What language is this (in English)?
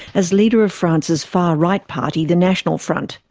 English